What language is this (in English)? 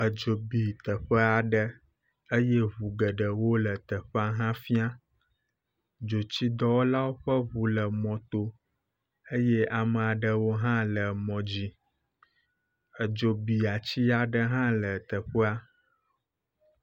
Ewe